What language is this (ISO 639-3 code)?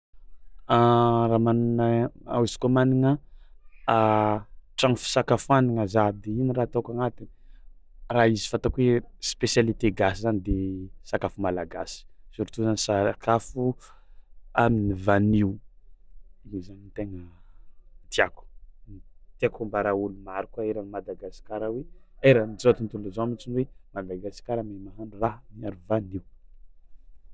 xmw